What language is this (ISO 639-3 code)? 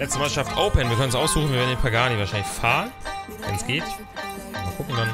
deu